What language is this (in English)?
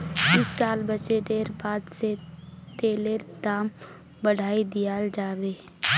Magahi